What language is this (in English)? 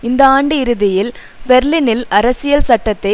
Tamil